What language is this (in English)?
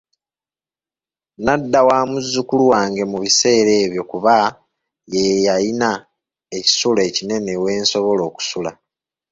Ganda